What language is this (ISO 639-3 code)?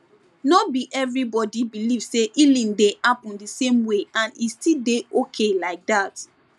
pcm